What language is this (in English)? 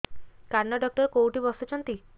Odia